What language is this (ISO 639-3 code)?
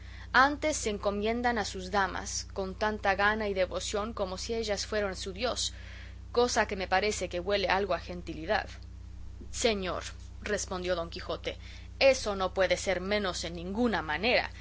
spa